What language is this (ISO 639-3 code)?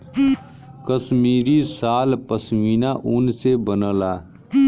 bho